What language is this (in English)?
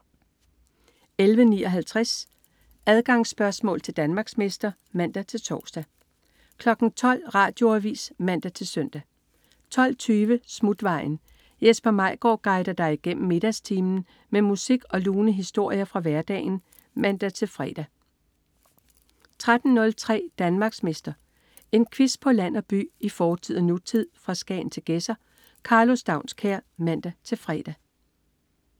Danish